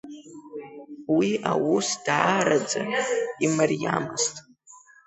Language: Abkhazian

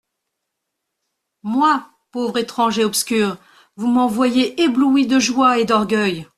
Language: French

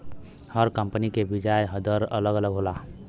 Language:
Bhojpuri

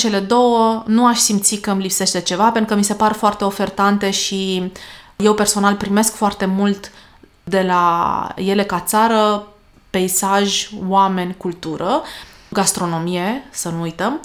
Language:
Romanian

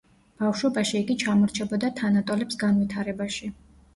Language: Georgian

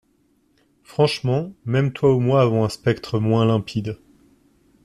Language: French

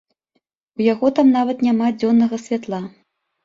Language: Belarusian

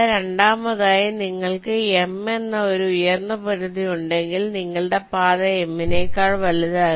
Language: Malayalam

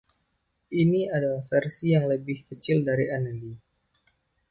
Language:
Indonesian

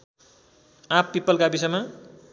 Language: Nepali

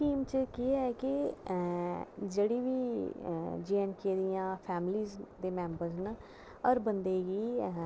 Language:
Dogri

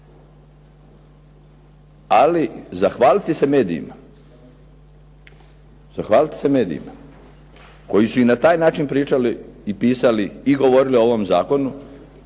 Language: Croatian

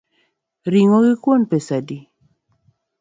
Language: Luo (Kenya and Tanzania)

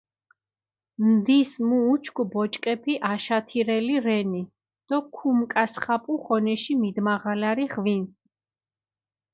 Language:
Mingrelian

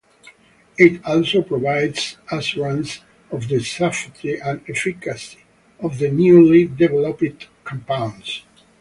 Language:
English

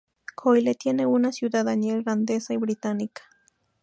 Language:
Spanish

